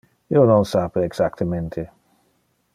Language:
Interlingua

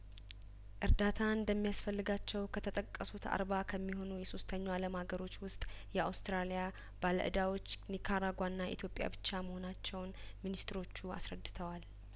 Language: Amharic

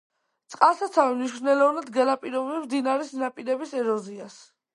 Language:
Georgian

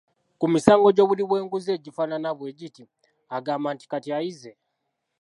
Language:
Ganda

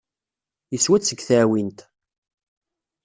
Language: Kabyle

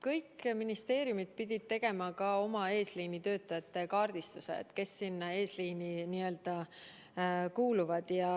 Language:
Estonian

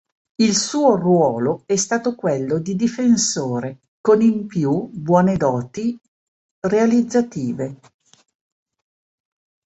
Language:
Italian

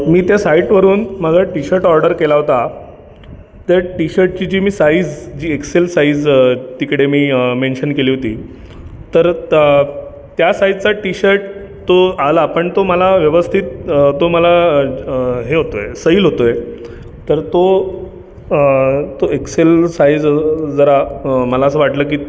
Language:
Marathi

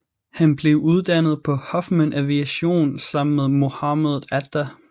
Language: Danish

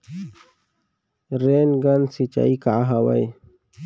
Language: Chhattisgarhi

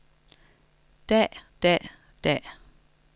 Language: Danish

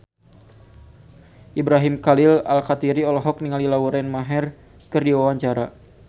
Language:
Sundanese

